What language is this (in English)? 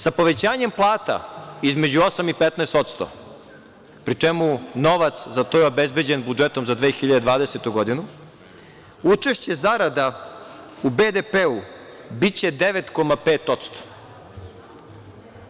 Serbian